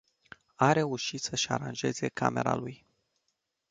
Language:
Romanian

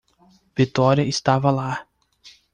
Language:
Portuguese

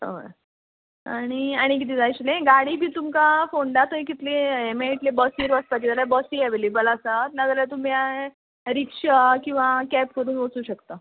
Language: Konkani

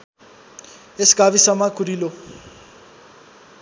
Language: Nepali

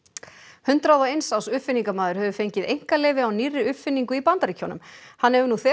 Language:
Icelandic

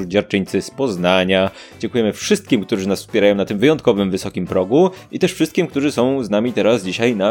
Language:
Polish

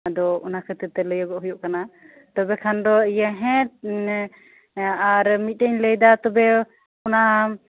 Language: Santali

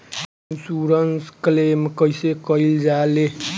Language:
Bhojpuri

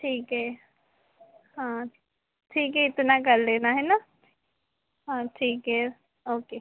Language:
Hindi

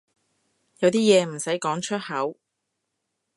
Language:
Cantonese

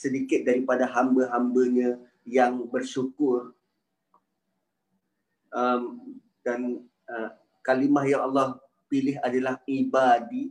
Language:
Malay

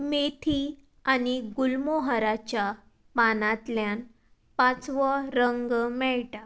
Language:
Konkani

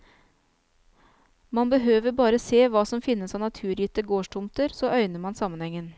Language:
Norwegian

